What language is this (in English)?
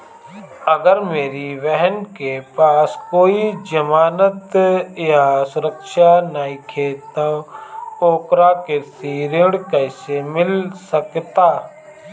Bhojpuri